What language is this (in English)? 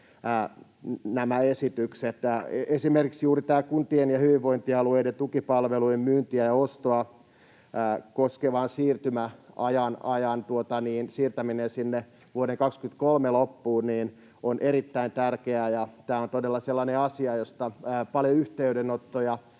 Finnish